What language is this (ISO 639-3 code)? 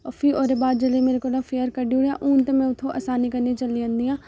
doi